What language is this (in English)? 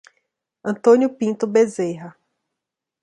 Portuguese